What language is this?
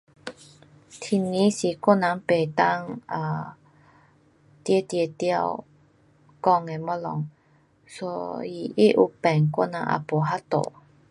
Pu-Xian Chinese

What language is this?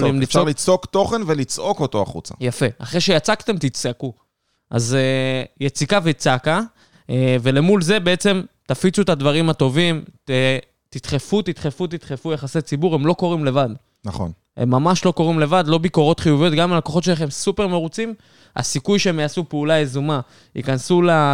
Hebrew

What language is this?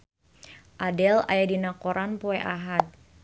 Sundanese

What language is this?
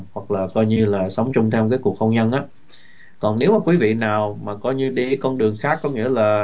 Vietnamese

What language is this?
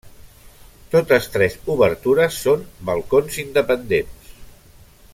Catalan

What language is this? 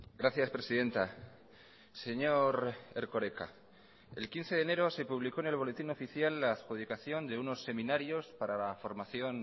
Spanish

